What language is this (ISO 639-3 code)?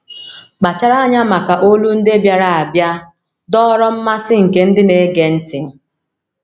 ibo